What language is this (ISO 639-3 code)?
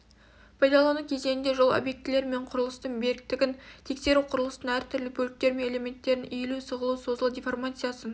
kaz